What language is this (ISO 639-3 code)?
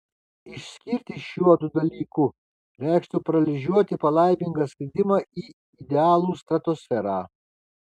lit